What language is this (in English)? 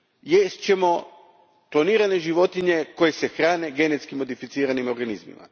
Croatian